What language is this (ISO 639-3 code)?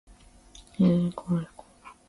jpn